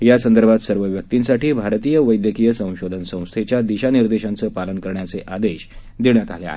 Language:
Marathi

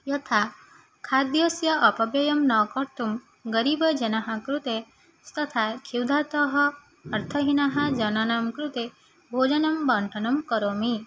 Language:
Sanskrit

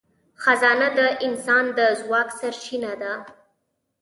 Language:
Pashto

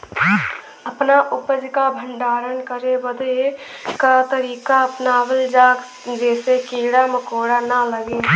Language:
Bhojpuri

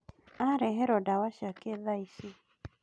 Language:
Kikuyu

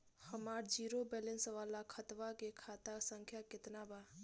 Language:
Bhojpuri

